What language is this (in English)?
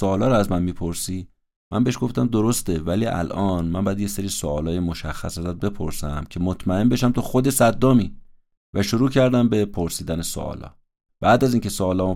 Persian